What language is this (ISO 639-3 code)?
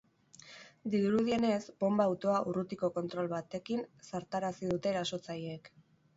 eus